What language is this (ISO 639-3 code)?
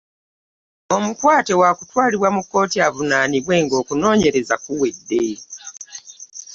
lug